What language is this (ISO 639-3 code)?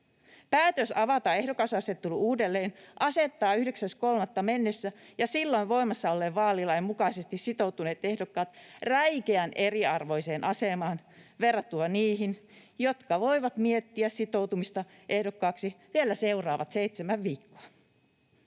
fin